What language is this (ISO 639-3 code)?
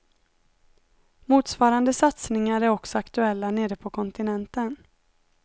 swe